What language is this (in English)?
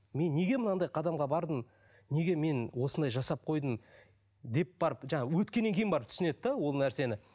Kazakh